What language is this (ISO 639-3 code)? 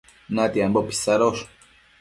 mcf